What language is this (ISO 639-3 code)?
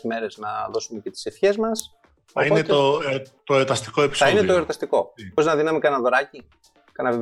ell